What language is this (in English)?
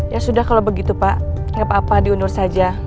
Indonesian